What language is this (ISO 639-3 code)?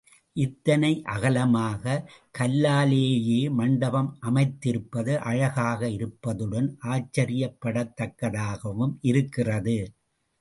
tam